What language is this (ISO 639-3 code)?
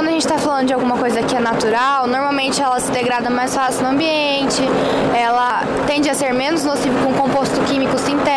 por